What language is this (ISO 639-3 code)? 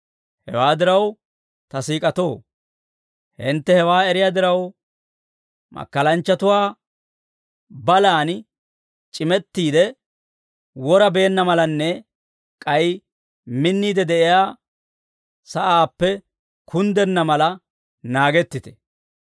dwr